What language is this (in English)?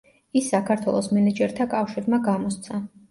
Georgian